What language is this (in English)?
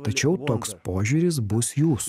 Lithuanian